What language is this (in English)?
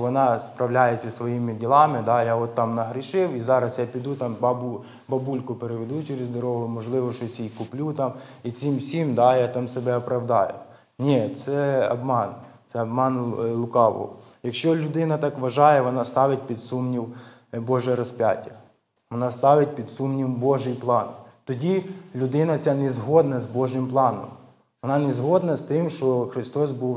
Ukrainian